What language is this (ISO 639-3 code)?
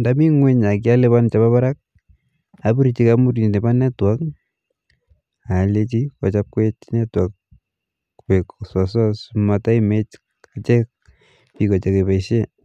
kln